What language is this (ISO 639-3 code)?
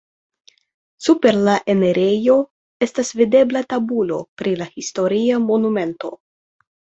epo